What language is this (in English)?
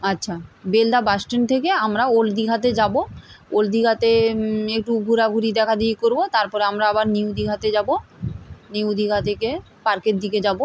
Bangla